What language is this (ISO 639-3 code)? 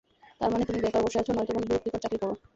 ben